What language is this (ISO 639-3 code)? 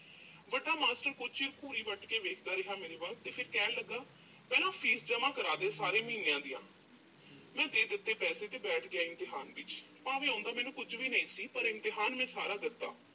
pan